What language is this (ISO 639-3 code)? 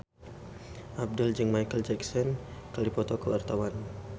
sun